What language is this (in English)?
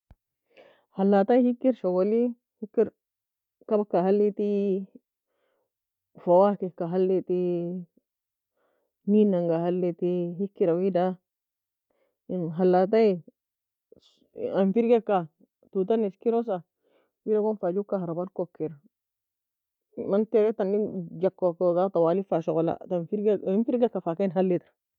Nobiin